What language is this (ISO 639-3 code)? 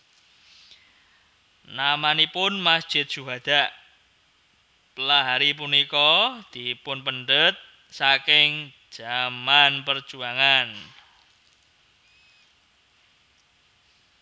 jav